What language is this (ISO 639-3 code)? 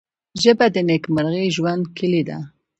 pus